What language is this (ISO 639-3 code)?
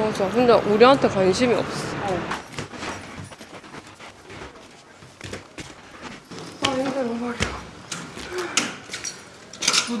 kor